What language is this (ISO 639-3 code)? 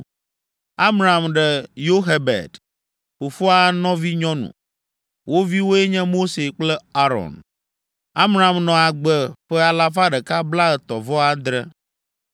ewe